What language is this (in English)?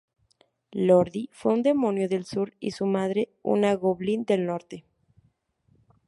Spanish